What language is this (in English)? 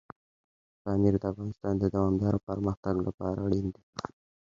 Pashto